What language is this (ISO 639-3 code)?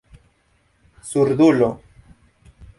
epo